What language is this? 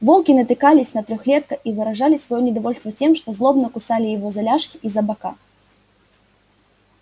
Russian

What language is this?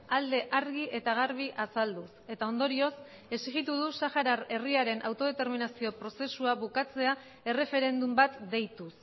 Basque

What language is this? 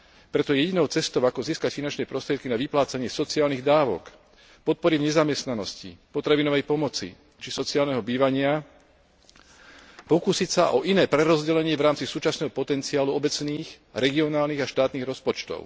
Slovak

